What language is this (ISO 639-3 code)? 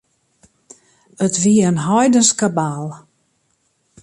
fry